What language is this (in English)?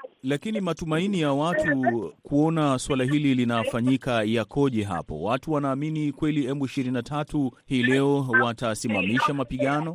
Swahili